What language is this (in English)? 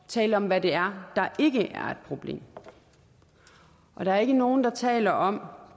Danish